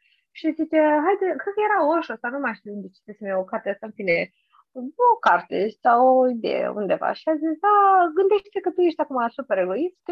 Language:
Romanian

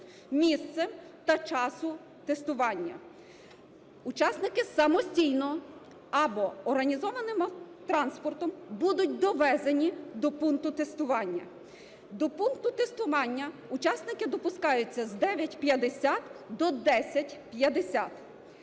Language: Ukrainian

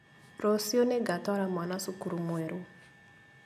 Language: Kikuyu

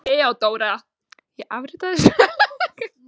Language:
Icelandic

